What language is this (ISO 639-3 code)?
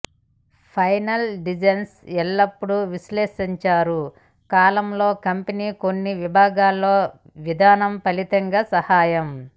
tel